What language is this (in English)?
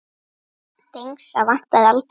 Icelandic